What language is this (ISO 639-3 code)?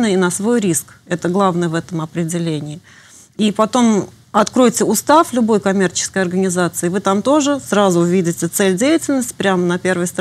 rus